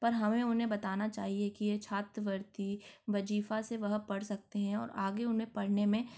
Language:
Hindi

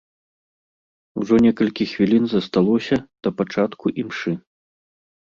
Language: Belarusian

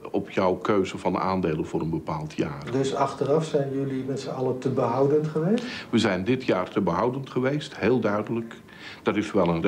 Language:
Dutch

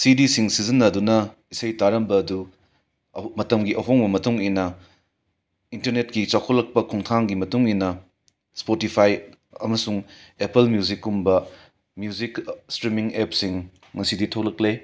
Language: Manipuri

